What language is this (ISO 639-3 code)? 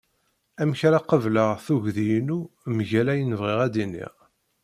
kab